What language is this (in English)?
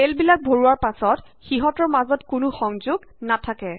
Assamese